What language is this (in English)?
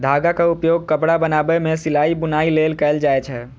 Maithili